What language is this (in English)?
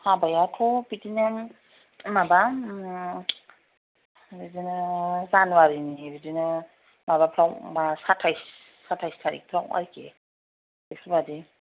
Bodo